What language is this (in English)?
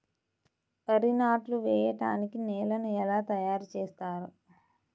Telugu